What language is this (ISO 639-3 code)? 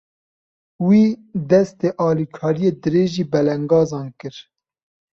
kur